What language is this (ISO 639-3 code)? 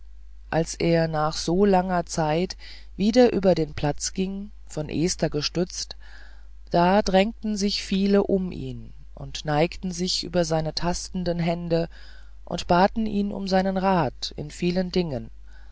deu